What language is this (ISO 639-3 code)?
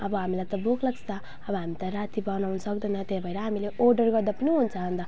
nep